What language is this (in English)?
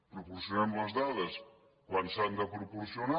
Catalan